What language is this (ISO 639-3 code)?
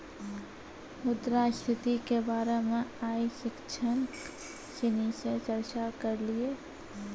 mai